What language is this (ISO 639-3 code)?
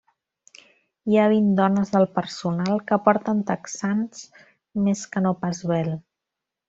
cat